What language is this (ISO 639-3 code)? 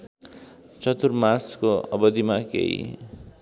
nep